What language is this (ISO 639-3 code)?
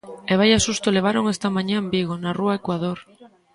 glg